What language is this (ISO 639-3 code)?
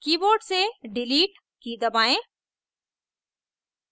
hin